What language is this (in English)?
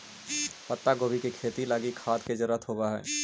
Magahi